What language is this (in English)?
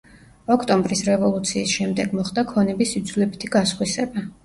Georgian